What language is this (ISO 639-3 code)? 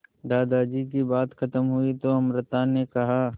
hin